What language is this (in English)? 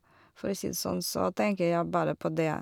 Norwegian